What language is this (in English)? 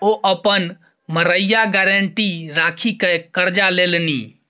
Maithili